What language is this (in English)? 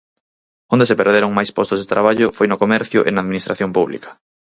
Galician